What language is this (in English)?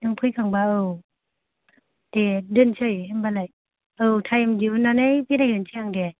Bodo